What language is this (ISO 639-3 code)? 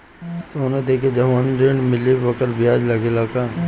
bho